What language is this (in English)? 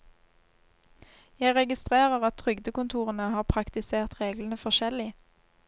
Norwegian